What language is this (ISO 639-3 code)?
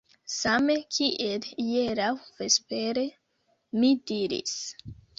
epo